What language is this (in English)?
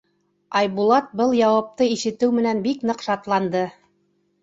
Bashkir